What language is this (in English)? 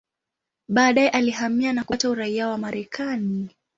Swahili